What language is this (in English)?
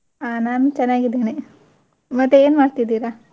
Kannada